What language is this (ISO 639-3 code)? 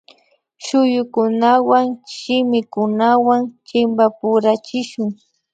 qvi